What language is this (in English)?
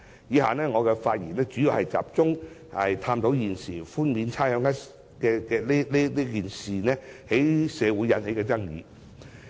Cantonese